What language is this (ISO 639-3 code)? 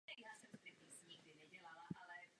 ces